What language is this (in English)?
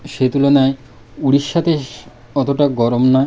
Bangla